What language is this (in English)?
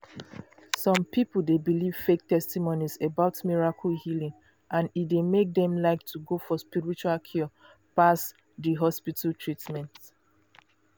Nigerian Pidgin